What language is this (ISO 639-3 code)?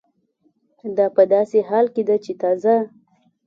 pus